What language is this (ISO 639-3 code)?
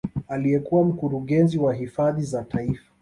swa